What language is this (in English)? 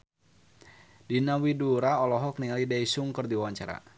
Sundanese